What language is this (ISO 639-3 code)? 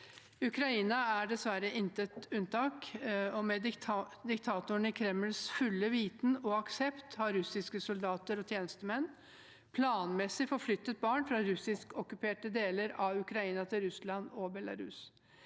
nor